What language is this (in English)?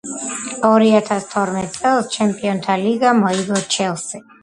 Georgian